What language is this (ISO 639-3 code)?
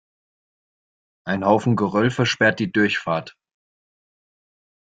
deu